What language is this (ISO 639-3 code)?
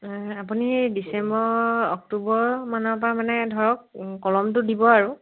asm